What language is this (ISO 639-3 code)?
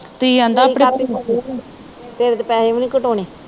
pan